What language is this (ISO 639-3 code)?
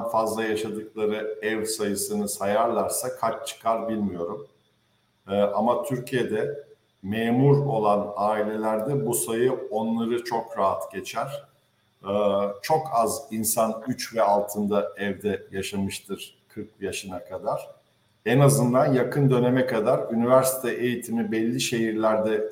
tur